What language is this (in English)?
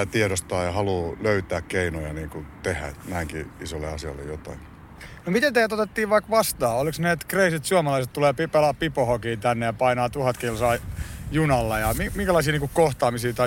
Finnish